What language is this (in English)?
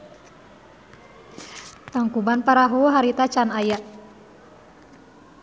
Sundanese